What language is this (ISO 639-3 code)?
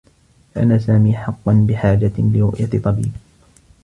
ara